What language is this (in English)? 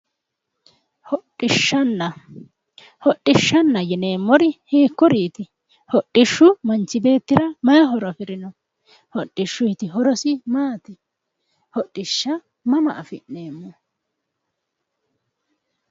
Sidamo